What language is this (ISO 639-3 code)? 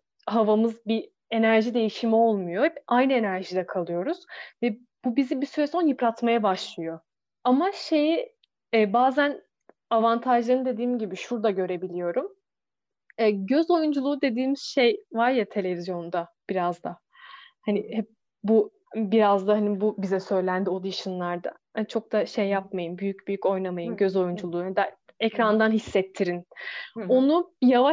tur